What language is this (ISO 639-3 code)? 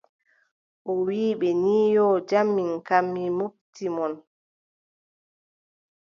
fub